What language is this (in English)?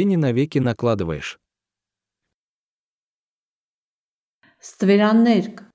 Russian